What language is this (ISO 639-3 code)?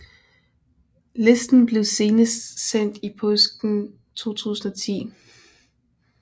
dan